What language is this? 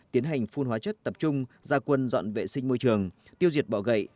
Vietnamese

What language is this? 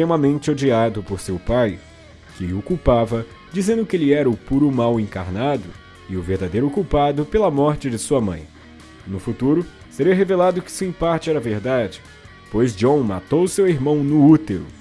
Portuguese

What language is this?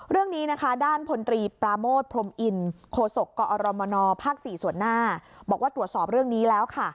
Thai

